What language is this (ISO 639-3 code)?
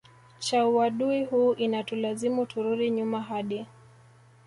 swa